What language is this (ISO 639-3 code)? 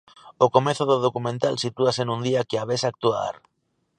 glg